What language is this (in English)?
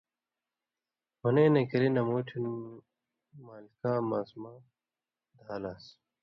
Indus Kohistani